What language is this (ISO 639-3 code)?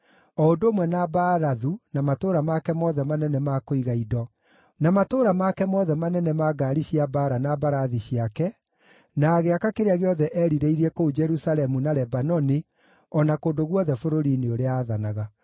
kik